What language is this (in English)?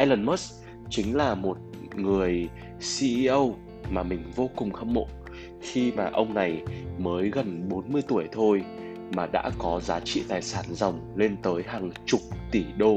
Vietnamese